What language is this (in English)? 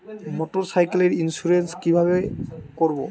Bangla